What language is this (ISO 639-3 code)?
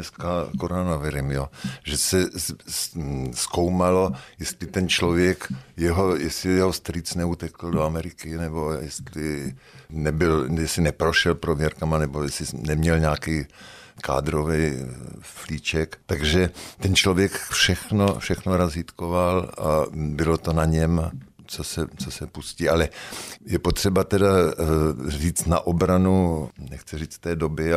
ces